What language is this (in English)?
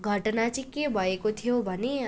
Nepali